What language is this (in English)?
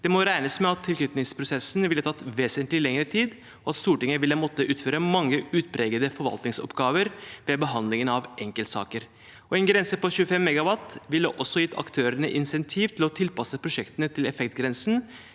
Norwegian